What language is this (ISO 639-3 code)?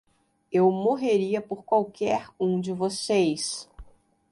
por